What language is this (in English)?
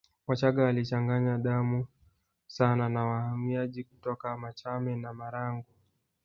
Swahili